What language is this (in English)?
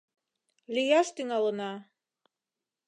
Mari